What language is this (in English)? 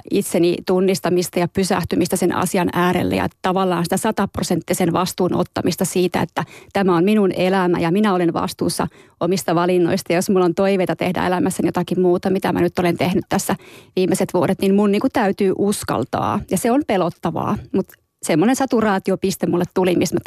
Finnish